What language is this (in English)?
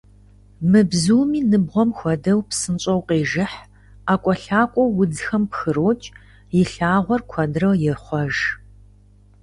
Kabardian